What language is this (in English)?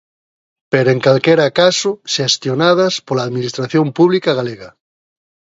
Galician